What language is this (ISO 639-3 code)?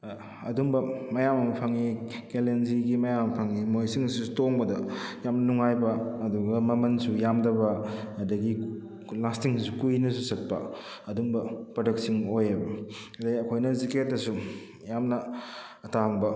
mni